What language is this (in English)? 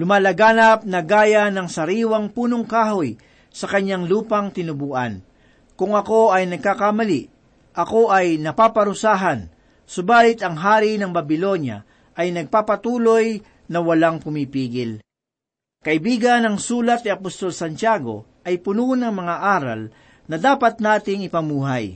Filipino